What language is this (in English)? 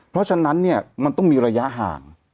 Thai